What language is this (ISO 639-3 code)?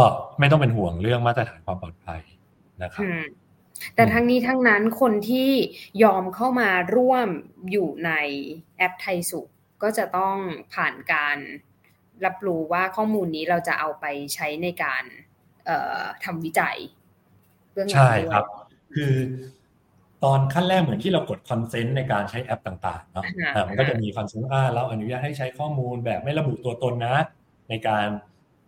tha